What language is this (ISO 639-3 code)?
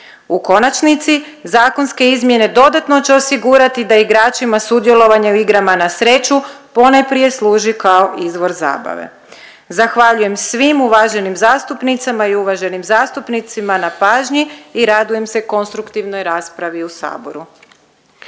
hrv